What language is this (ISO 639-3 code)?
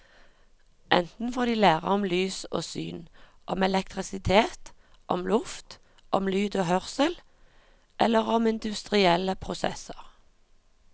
nor